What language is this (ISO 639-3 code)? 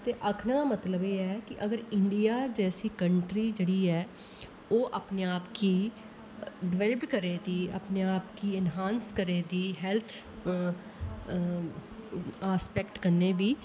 doi